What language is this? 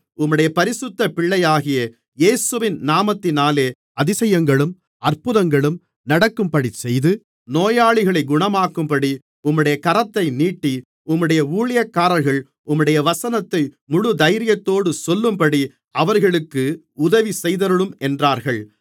Tamil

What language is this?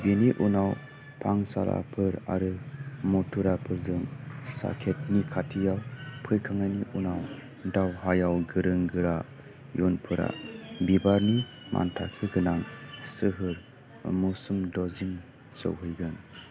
Bodo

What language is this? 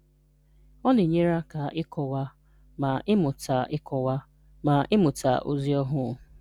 Igbo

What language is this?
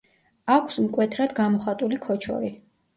Georgian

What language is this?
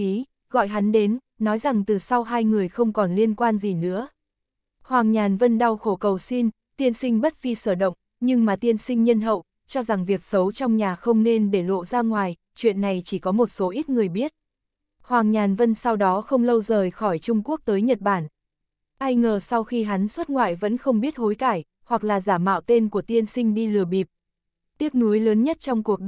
Vietnamese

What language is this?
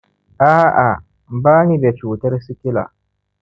Hausa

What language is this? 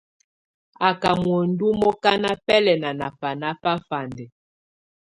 Tunen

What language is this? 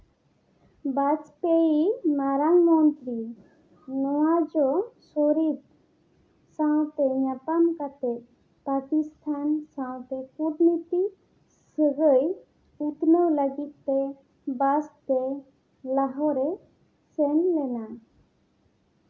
Santali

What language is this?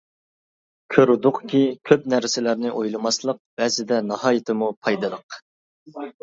Uyghur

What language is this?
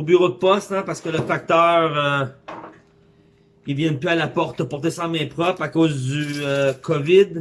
French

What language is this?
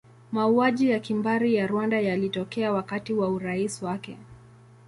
Swahili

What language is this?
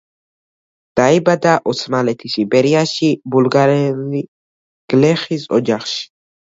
Georgian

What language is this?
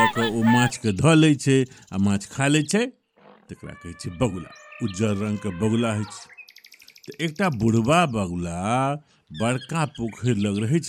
Hindi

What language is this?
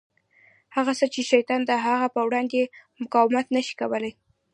Pashto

